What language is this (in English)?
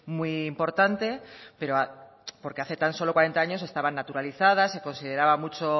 Spanish